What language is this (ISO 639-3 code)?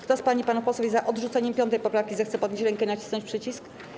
pol